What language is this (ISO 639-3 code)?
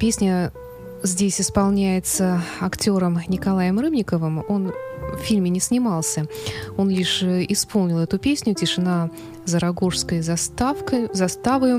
rus